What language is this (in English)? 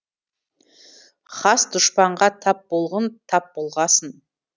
Kazakh